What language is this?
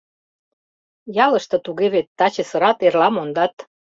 Mari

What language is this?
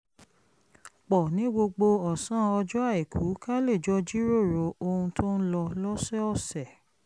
Yoruba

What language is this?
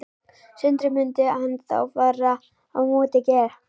Icelandic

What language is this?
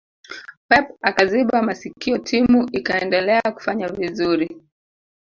Swahili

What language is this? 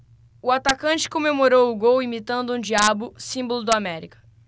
Portuguese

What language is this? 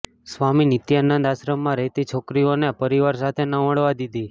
Gujarati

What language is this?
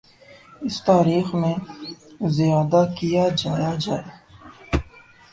Urdu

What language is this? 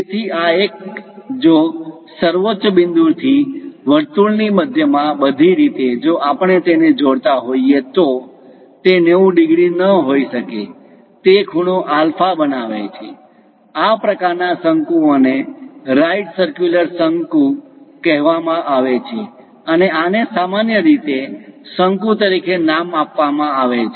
Gujarati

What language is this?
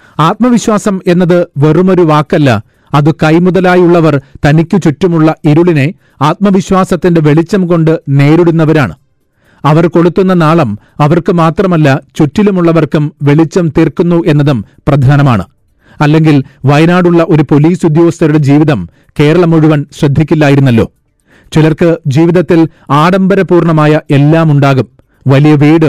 Malayalam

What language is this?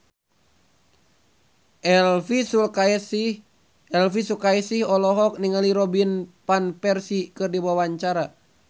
Sundanese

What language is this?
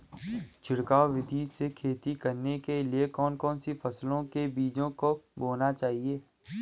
Hindi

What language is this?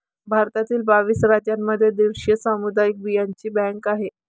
Marathi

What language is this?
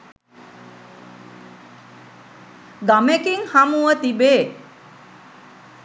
Sinhala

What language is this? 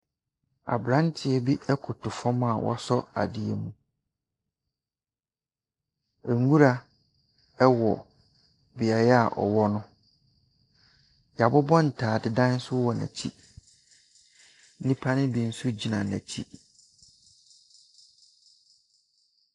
Akan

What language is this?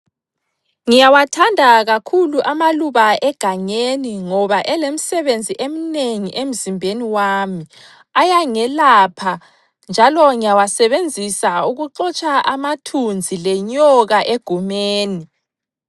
North Ndebele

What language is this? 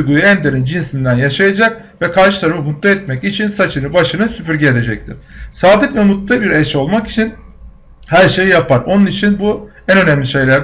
Turkish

